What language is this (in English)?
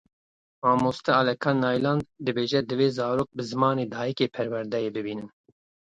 Kurdish